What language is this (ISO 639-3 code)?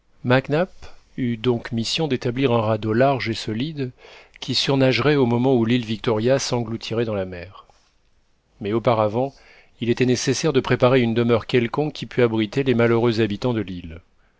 fra